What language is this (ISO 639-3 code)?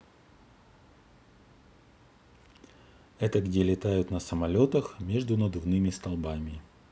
rus